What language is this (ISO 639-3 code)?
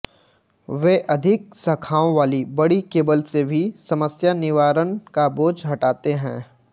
hin